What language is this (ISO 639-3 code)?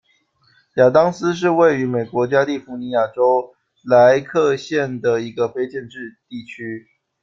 zho